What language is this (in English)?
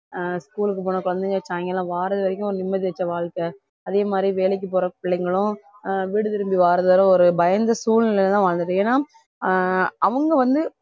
Tamil